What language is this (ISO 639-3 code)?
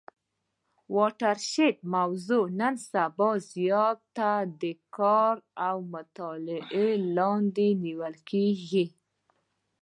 pus